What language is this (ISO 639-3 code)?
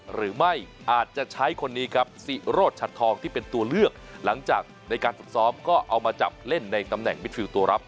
tha